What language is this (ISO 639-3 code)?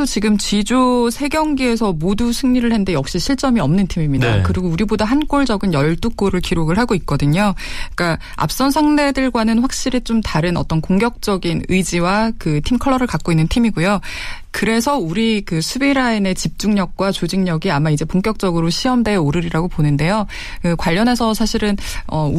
kor